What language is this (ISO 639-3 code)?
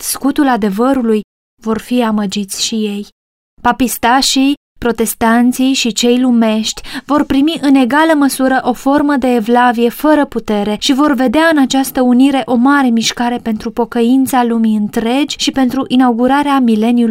ron